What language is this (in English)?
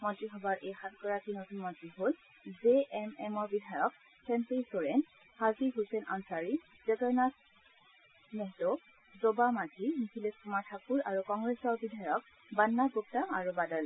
Assamese